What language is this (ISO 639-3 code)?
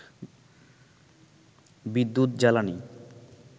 ben